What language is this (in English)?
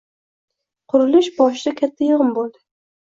Uzbek